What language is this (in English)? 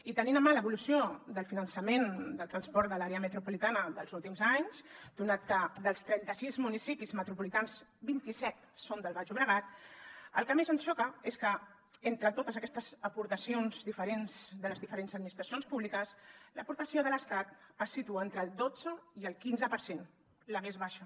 Catalan